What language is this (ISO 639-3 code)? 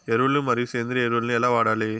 tel